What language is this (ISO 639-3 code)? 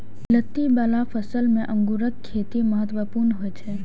mai